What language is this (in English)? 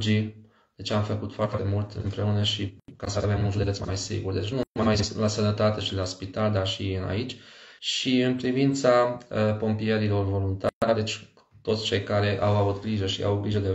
Romanian